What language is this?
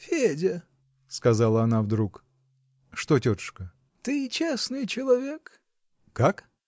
Russian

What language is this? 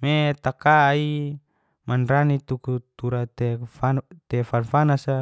Geser-Gorom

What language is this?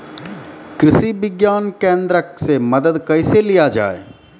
Maithili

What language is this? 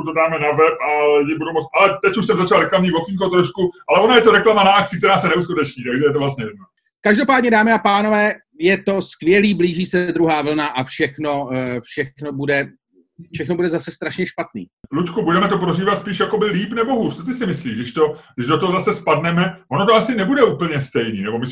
Czech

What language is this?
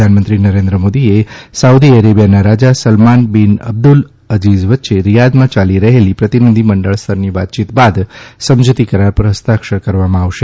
Gujarati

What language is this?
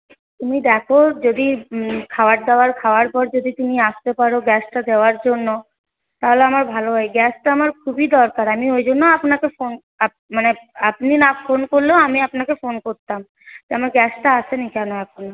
Bangla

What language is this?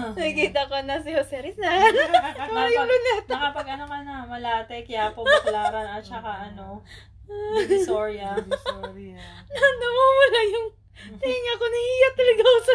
Filipino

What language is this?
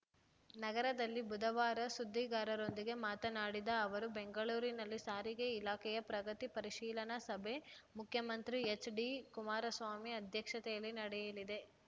Kannada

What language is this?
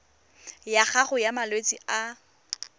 Tswana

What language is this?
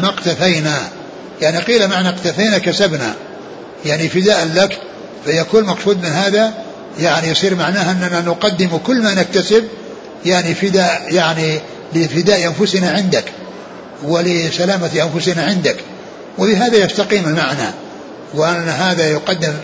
Arabic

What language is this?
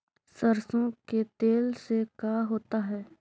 Magahi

